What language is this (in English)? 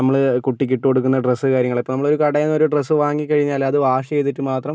Malayalam